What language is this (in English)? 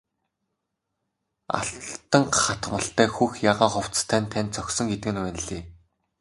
Mongolian